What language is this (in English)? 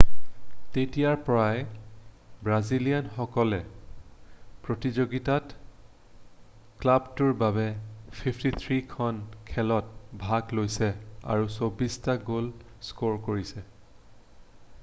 Assamese